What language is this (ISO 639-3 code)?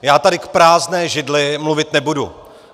ces